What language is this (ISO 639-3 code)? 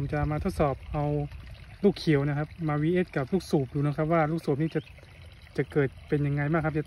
tha